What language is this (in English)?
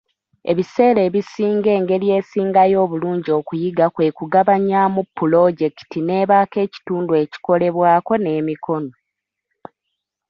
Ganda